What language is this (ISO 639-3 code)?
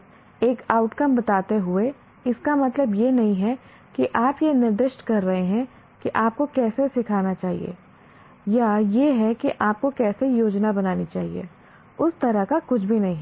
hin